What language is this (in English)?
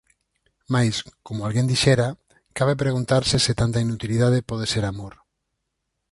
Galician